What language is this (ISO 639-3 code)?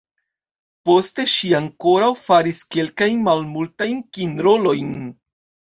epo